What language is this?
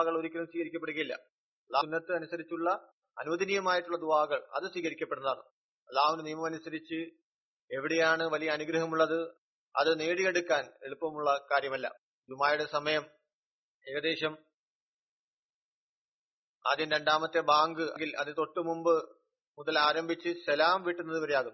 Malayalam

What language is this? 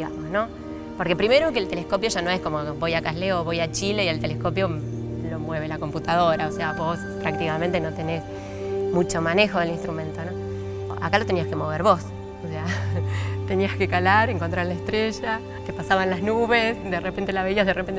Spanish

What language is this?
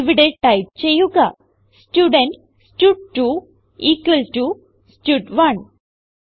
Malayalam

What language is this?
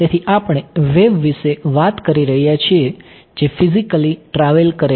Gujarati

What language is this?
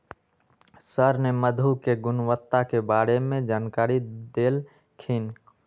Magahi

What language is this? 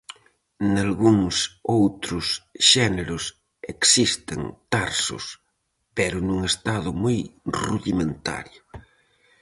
Galician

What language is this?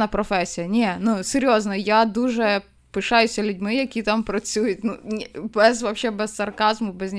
Ukrainian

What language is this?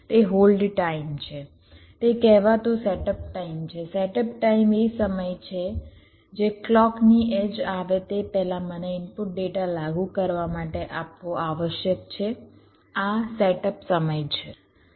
Gujarati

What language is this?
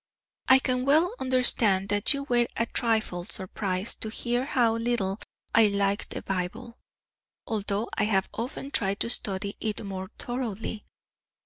English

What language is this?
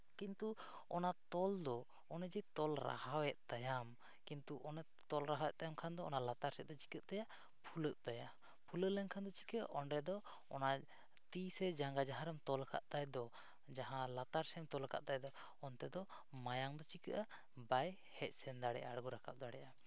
Santali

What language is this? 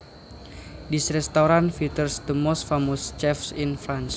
Javanese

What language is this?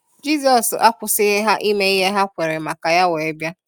Igbo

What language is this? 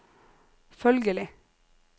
Norwegian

